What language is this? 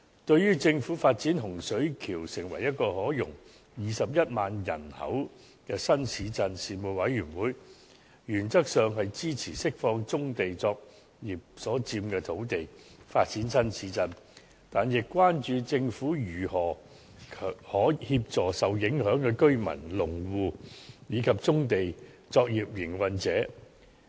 Cantonese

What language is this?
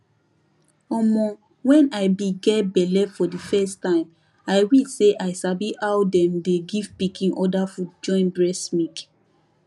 Nigerian Pidgin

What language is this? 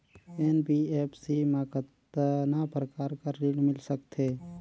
Chhattisgarhi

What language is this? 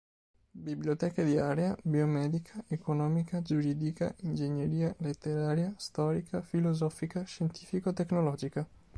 Italian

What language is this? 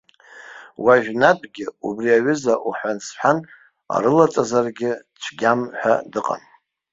Abkhazian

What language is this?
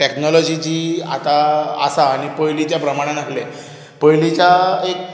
Konkani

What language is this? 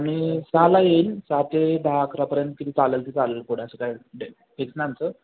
Marathi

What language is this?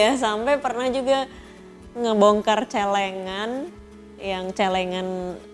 Indonesian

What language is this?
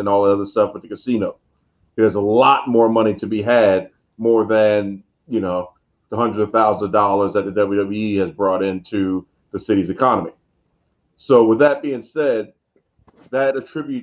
English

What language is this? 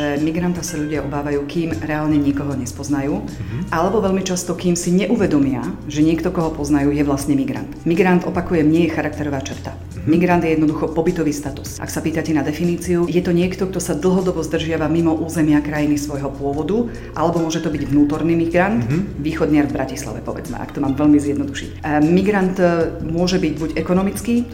Slovak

